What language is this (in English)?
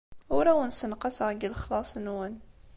Kabyle